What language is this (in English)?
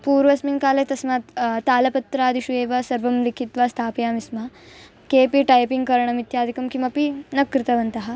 Sanskrit